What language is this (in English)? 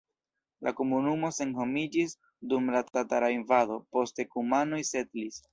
Esperanto